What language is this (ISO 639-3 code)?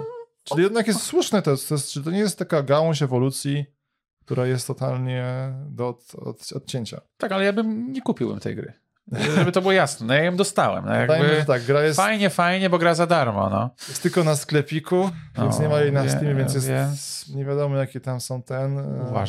pol